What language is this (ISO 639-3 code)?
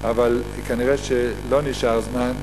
heb